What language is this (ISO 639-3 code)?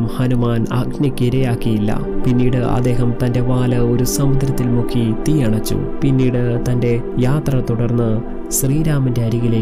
mal